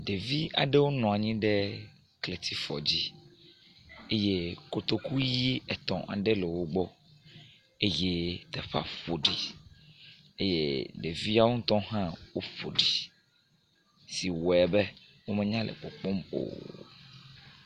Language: Ewe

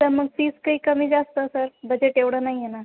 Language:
Marathi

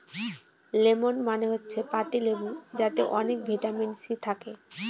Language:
Bangla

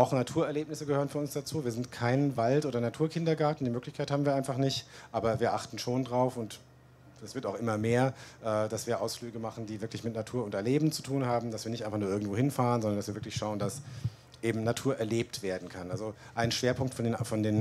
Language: German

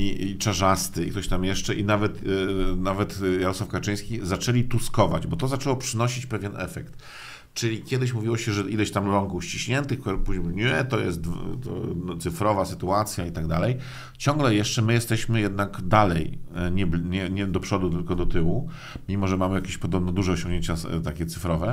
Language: Polish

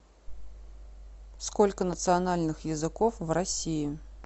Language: Russian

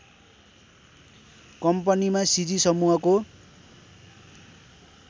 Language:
Nepali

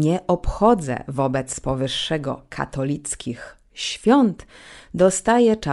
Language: Polish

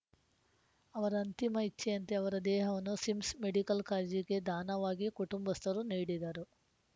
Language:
Kannada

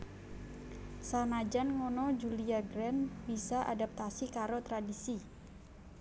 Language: Javanese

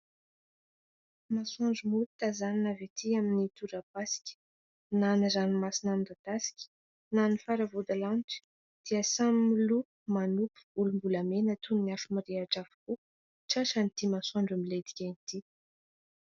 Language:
Malagasy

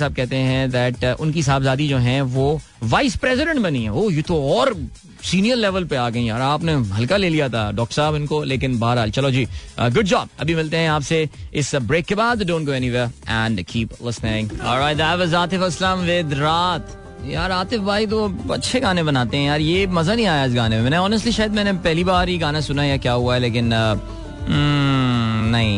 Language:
Hindi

